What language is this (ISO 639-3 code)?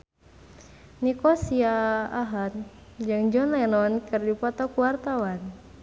sun